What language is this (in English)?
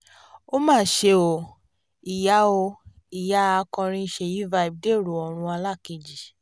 Yoruba